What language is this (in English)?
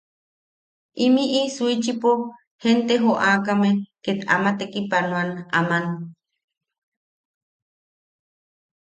Yaqui